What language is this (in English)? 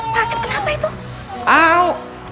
Indonesian